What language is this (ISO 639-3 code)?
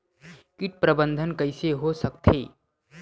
hne